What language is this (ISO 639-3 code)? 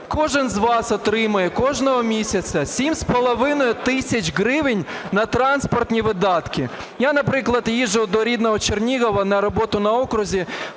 ukr